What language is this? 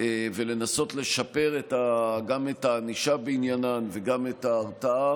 Hebrew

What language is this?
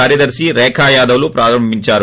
Telugu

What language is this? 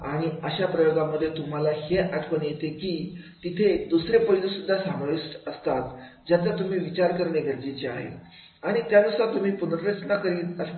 Marathi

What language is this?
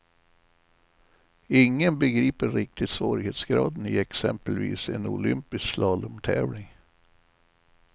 Swedish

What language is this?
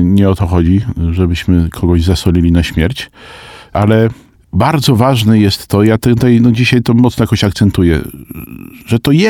Polish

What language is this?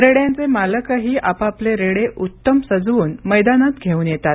Marathi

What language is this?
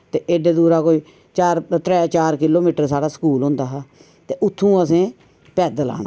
Dogri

